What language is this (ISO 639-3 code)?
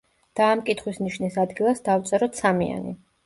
kat